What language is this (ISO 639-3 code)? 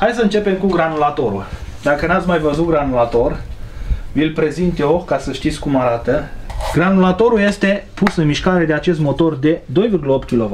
ron